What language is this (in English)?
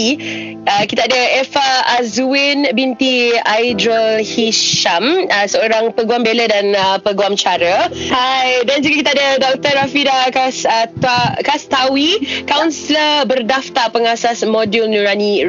Malay